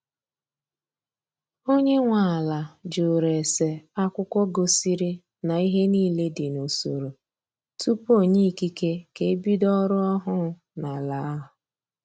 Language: Igbo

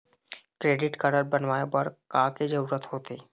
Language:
Chhattisgarhi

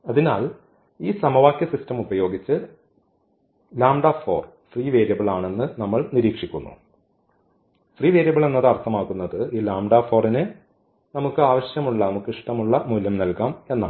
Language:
Malayalam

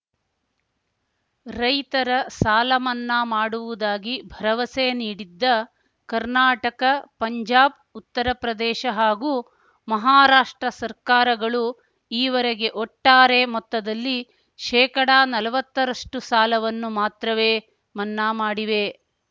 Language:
Kannada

